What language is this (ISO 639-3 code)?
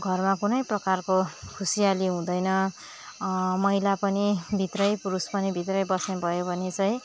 nep